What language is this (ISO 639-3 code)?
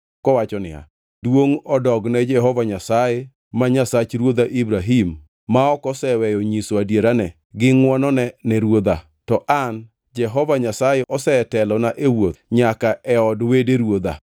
luo